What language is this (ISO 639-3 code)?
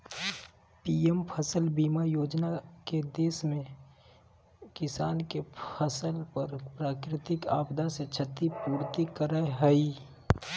mag